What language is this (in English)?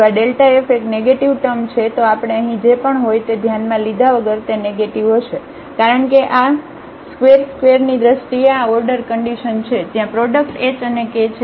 Gujarati